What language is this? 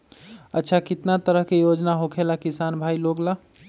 Magahi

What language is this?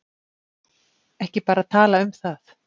Icelandic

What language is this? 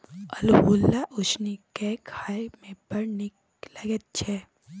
Maithili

